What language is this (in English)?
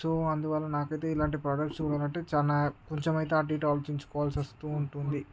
Telugu